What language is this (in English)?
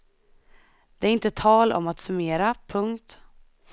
Swedish